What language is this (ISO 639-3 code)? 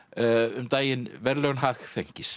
isl